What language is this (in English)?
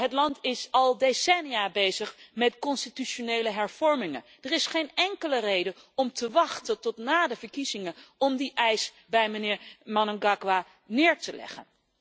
Dutch